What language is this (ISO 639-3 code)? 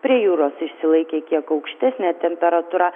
lit